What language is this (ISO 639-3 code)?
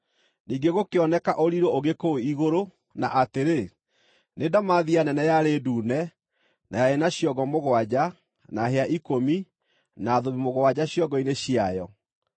kik